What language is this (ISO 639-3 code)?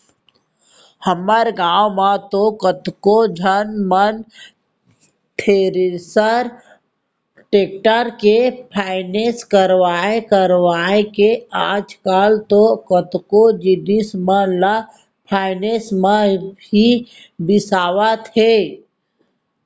hne